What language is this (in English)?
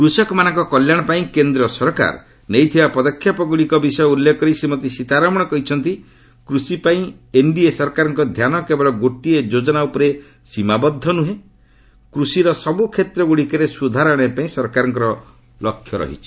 Odia